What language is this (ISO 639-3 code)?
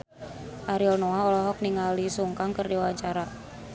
sun